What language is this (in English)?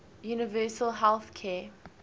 English